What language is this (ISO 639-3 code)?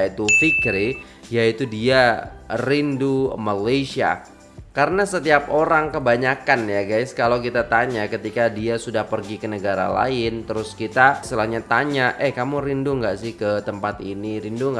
ind